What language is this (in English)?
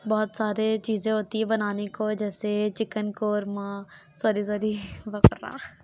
Urdu